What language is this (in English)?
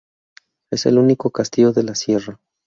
Spanish